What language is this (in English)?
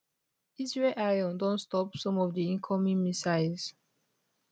Nigerian Pidgin